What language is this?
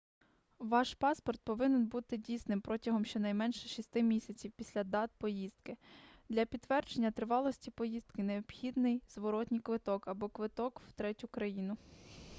Ukrainian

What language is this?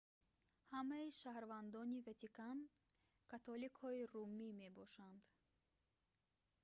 Tajik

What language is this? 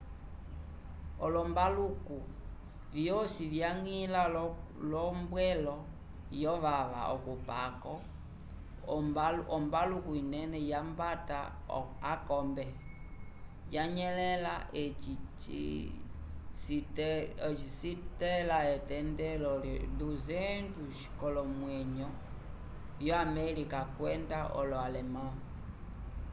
Umbundu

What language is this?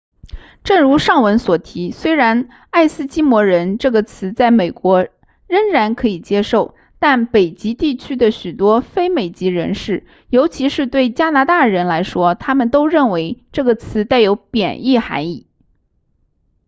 Chinese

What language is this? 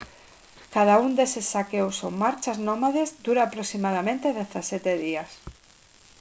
Galician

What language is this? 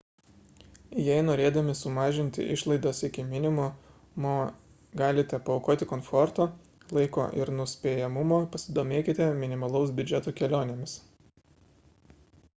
Lithuanian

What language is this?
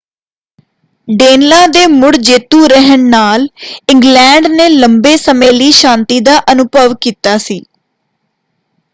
Punjabi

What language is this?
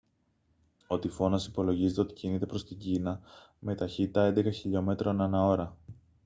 Greek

